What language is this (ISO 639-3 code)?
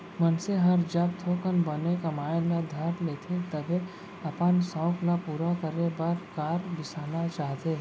hne